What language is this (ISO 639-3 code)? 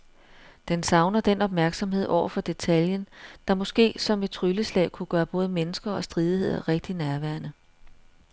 dan